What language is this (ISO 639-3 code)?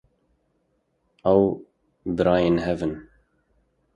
kur